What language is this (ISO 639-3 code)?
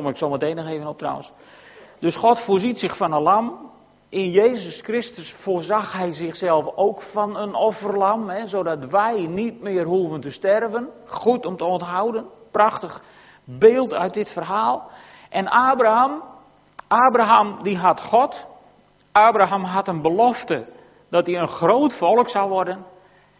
nld